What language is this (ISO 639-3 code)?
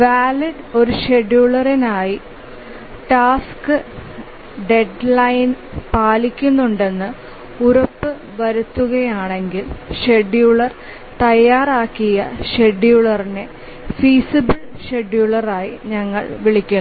mal